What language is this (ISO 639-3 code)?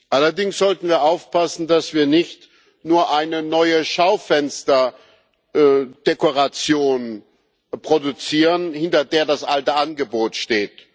deu